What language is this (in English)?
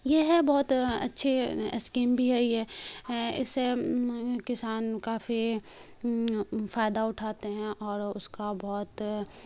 Urdu